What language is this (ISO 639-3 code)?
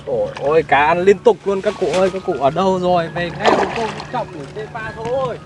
vie